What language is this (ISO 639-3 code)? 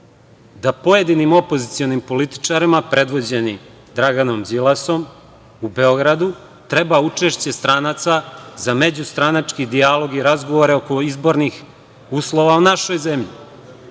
srp